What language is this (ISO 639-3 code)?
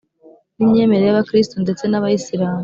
kin